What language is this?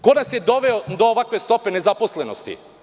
Serbian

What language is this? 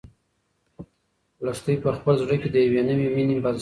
Pashto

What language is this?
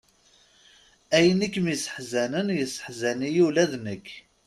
Kabyle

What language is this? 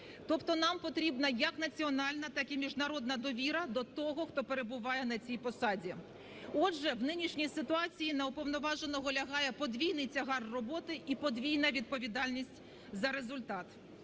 Ukrainian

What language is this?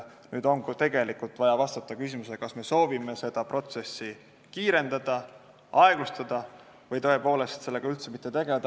Estonian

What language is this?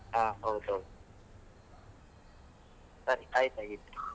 Kannada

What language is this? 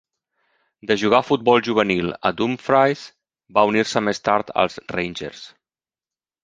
Catalan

